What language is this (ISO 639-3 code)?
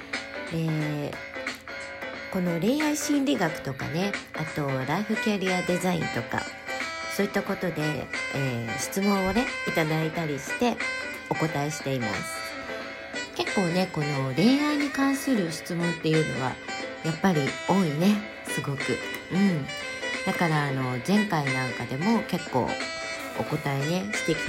jpn